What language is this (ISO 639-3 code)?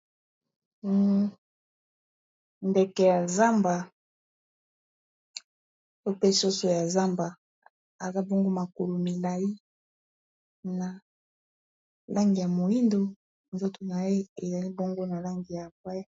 lin